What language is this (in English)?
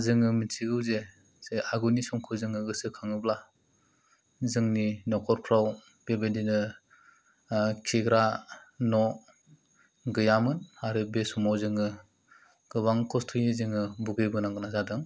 Bodo